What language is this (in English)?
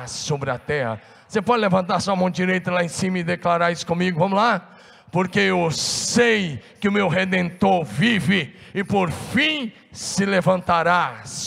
Portuguese